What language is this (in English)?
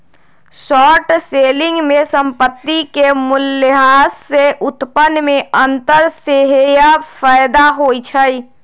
Magahi